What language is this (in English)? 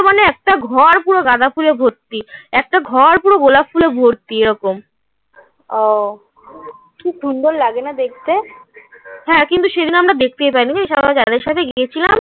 Bangla